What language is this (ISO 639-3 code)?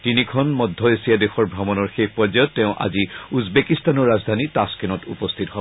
asm